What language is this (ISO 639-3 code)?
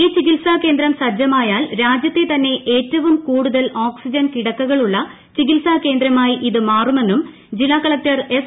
mal